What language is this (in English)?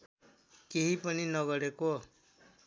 Nepali